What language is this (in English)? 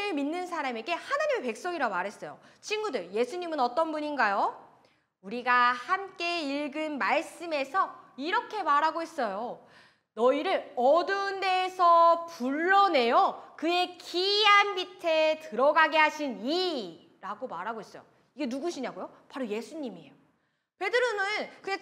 Korean